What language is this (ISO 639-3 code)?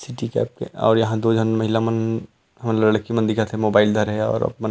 hne